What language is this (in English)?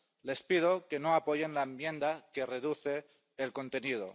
Spanish